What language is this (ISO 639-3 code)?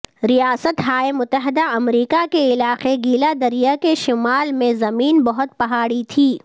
urd